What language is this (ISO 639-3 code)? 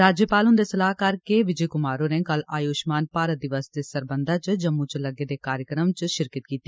doi